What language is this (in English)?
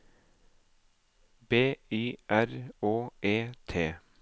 Norwegian